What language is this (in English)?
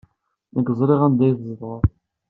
Kabyle